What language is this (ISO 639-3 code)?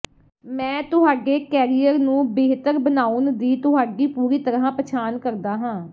pan